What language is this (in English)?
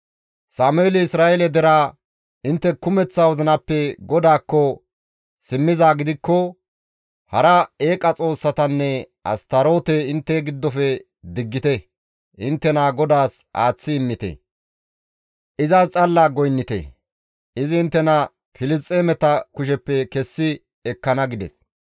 Gamo